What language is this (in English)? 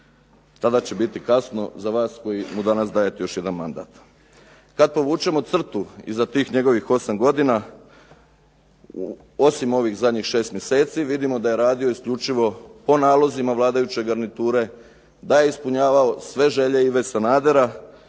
Croatian